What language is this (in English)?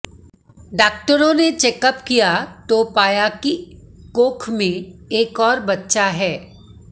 Hindi